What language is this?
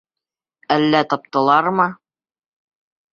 Bashkir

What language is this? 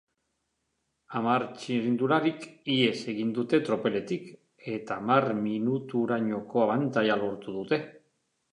Basque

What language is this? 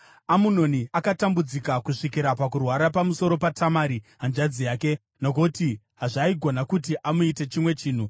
Shona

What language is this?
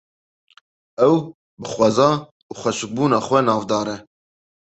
Kurdish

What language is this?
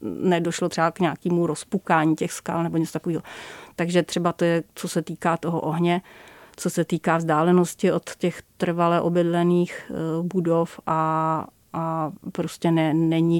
Czech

